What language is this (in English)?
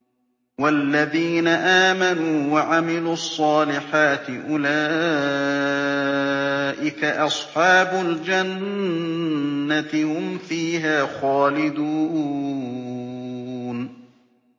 Arabic